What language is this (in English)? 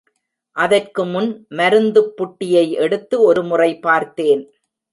Tamil